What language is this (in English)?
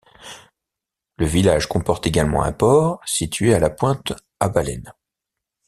French